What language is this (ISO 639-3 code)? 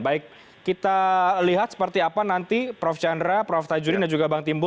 ind